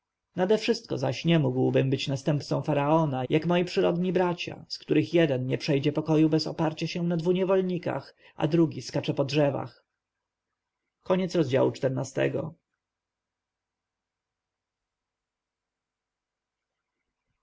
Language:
Polish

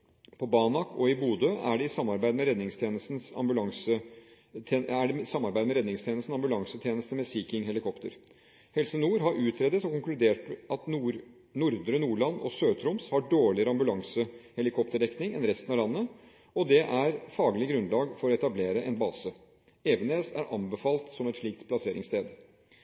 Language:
Norwegian Bokmål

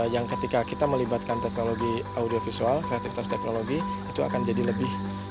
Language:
Indonesian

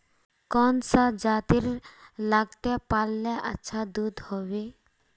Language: Magahi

